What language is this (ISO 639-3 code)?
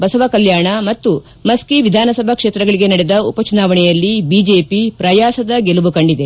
kan